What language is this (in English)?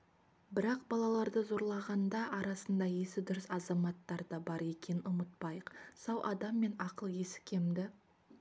Kazakh